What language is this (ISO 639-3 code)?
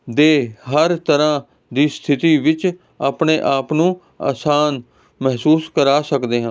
pan